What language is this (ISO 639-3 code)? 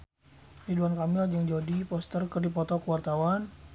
sun